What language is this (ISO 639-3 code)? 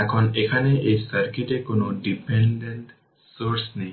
ben